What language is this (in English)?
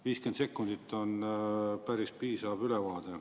Estonian